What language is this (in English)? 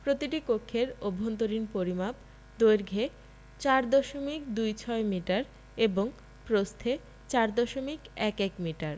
Bangla